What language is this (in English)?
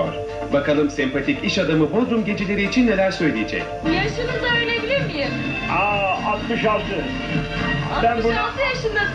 Turkish